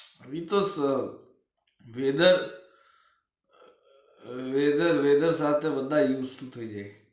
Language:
Gujarati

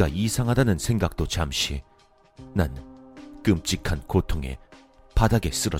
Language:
Korean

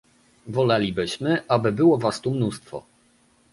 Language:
Polish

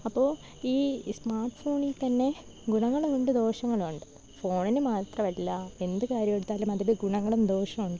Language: Malayalam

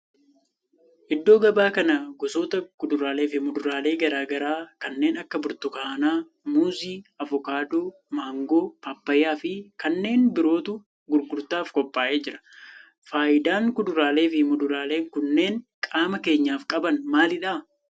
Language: Oromo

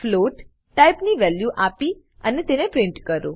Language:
Gujarati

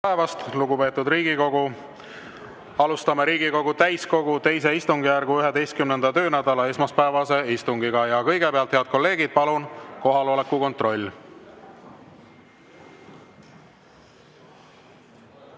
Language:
Estonian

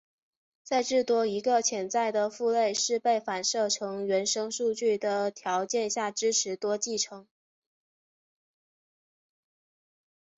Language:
Chinese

